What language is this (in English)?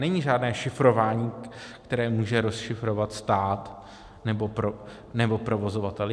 Czech